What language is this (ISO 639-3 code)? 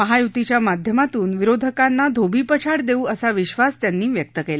mar